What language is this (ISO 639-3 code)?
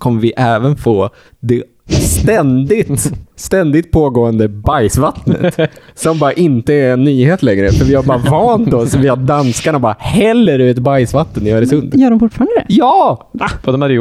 swe